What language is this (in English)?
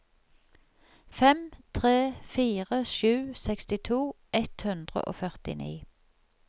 Norwegian